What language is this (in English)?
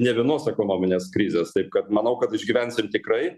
Lithuanian